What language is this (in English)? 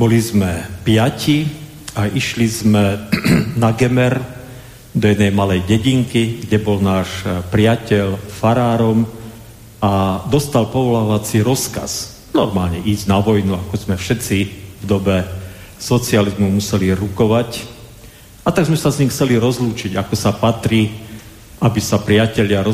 Slovak